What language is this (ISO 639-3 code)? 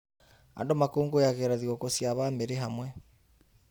kik